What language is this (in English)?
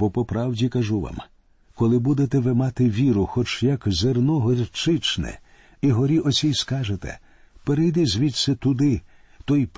Ukrainian